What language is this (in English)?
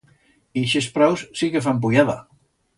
Aragonese